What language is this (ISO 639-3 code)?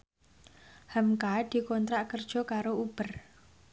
jav